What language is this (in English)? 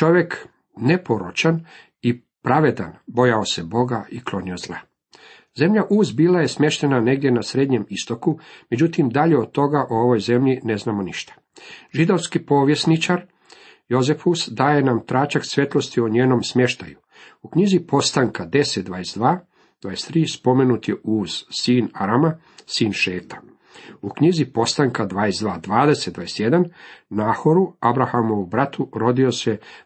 Croatian